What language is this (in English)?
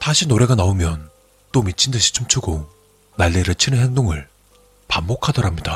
Korean